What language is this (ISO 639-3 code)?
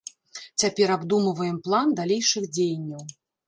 bel